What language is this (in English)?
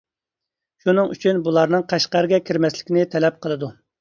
Uyghur